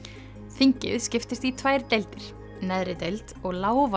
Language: Icelandic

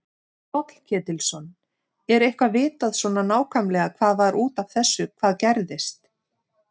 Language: Icelandic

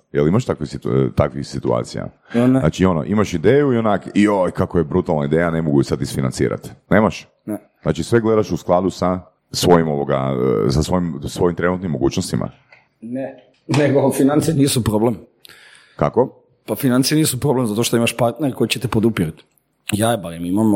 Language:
Croatian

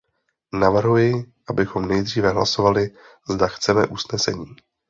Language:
Czech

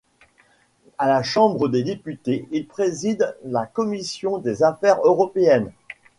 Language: French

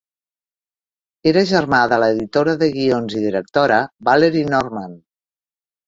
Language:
Catalan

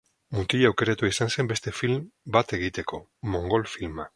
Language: Basque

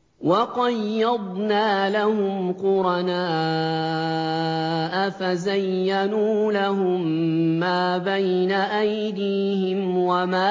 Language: Arabic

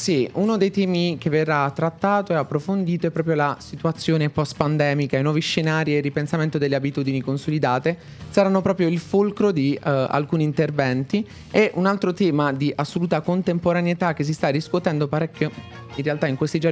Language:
Italian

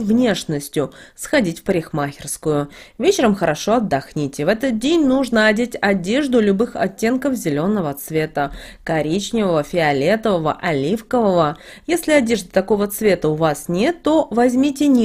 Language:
Russian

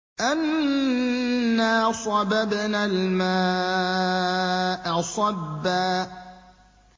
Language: Arabic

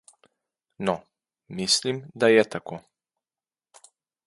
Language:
Slovenian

